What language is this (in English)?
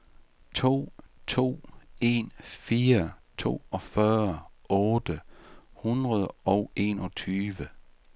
Danish